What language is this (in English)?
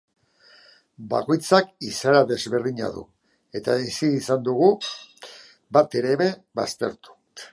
Basque